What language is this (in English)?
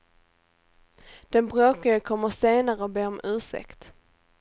Swedish